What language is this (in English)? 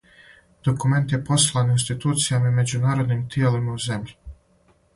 Serbian